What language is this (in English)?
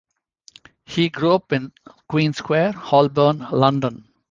English